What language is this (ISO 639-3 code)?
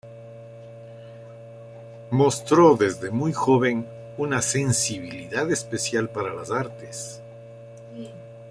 spa